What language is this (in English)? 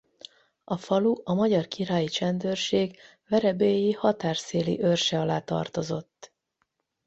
Hungarian